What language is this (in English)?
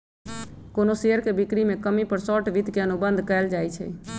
Magahi